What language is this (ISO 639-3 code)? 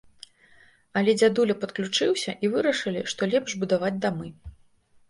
bel